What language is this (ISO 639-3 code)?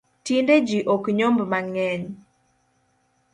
luo